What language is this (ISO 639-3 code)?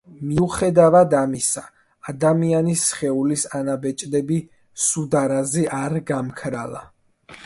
kat